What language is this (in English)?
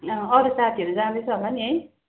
Nepali